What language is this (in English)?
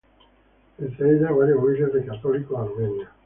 Spanish